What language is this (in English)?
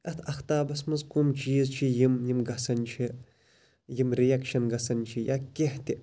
Kashmiri